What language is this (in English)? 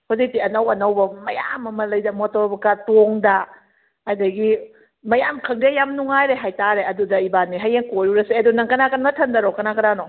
Manipuri